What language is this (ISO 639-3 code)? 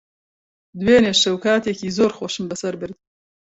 ckb